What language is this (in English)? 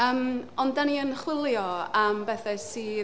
Welsh